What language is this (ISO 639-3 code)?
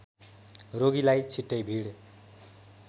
nep